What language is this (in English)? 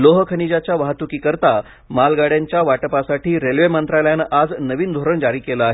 Marathi